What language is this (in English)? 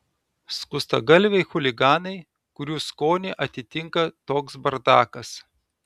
Lithuanian